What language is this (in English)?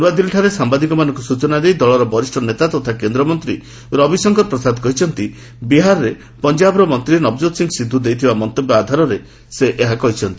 Odia